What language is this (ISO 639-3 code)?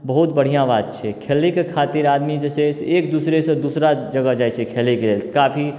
mai